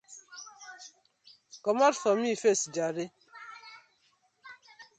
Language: Nigerian Pidgin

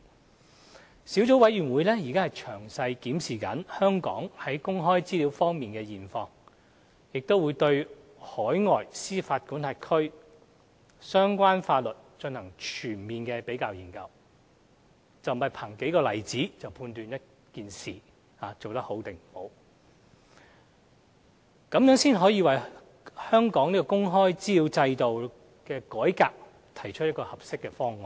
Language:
Cantonese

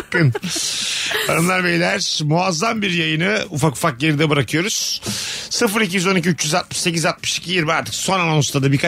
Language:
Turkish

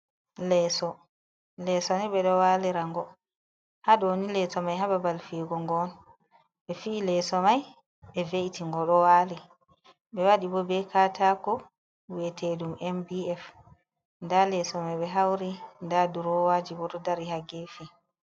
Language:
Fula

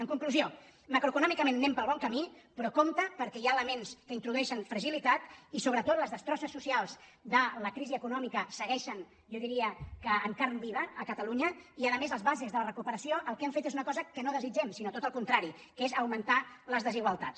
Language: Catalan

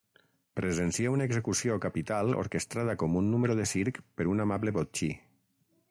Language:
Catalan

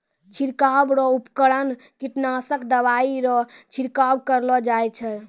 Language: Maithili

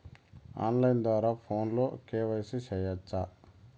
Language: Telugu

